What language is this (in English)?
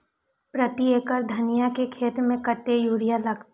Maithili